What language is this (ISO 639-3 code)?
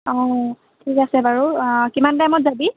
asm